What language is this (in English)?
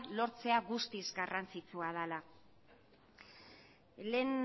Basque